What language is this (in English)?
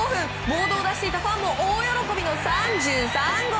Japanese